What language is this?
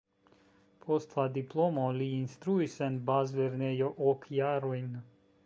Esperanto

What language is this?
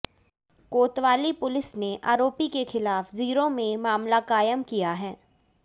Hindi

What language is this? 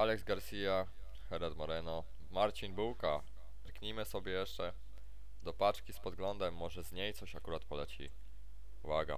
Polish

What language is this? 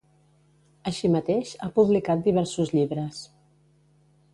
Catalan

